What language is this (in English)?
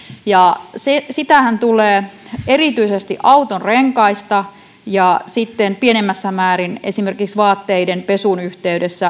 Finnish